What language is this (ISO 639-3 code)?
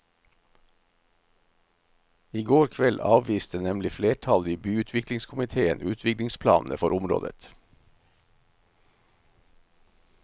nor